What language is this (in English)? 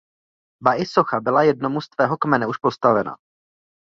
Czech